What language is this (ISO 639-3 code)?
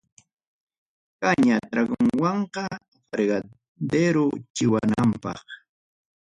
quy